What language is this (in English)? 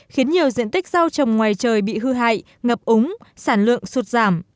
Vietnamese